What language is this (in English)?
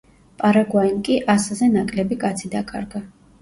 Georgian